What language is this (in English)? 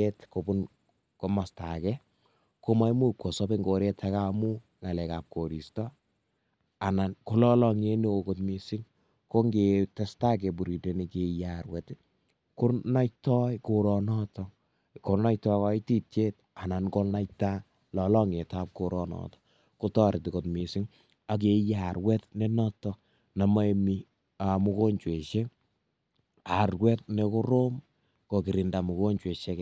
Kalenjin